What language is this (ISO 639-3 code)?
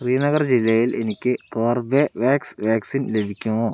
mal